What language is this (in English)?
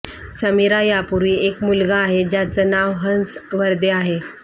Marathi